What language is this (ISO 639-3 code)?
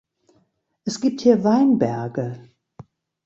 deu